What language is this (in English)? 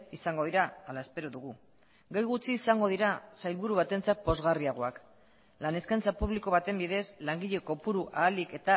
Basque